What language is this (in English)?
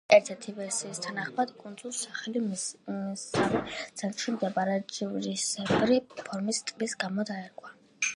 Georgian